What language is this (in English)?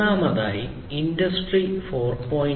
Malayalam